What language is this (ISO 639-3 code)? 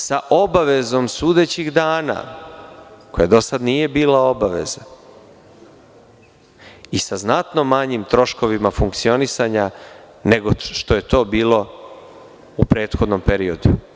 srp